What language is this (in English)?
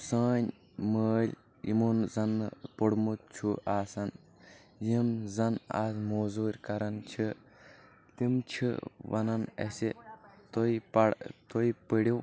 Kashmiri